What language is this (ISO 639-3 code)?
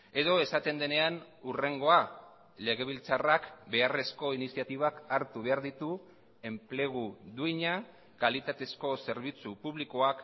eus